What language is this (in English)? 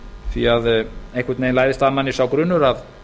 Icelandic